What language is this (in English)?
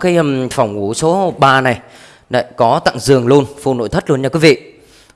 Vietnamese